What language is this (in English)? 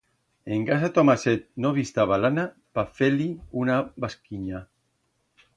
Aragonese